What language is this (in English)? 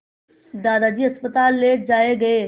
Hindi